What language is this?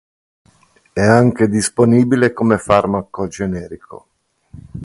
Italian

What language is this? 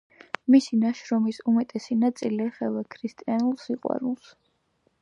Georgian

